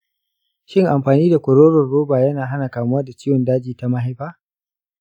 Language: Hausa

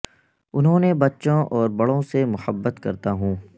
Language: Urdu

